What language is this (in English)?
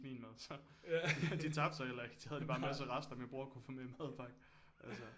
Danish